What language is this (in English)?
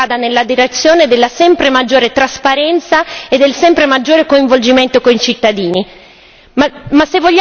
Italian